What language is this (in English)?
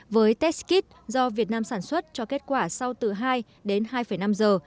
Vietnamese